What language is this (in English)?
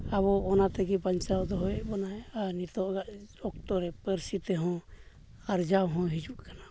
Santali